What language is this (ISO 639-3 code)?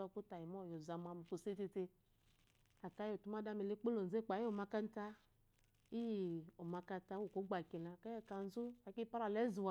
afo